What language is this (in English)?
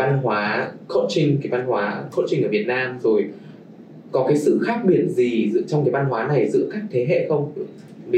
Vietnamese